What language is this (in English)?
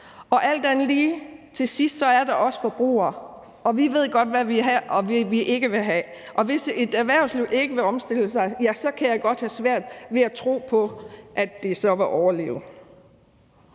Danish